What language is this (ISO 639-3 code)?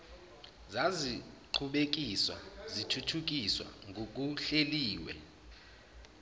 zul